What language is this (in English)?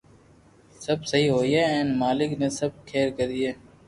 Loarki